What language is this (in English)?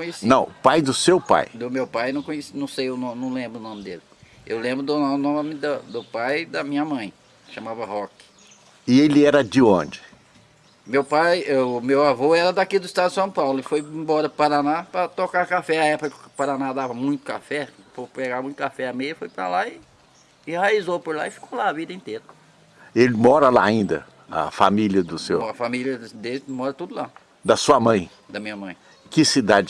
Portuguese